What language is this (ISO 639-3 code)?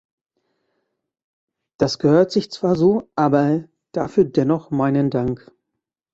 deu